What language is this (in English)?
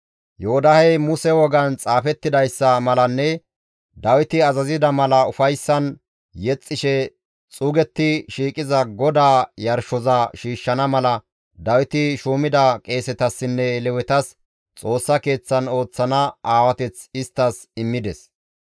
Gamo